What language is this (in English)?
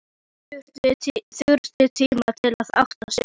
Icelandic